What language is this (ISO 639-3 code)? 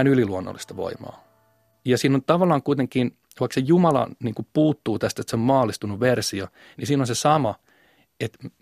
fin